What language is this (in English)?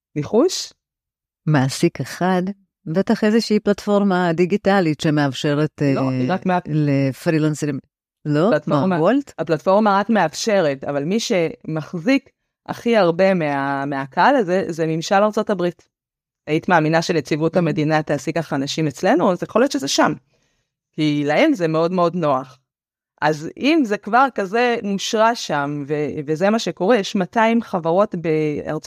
Hebrew